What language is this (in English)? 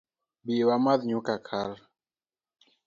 Luo (Kenya and Tanzania)